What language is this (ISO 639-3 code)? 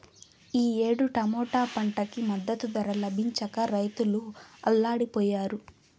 tel